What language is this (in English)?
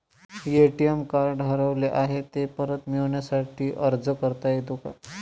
Marathi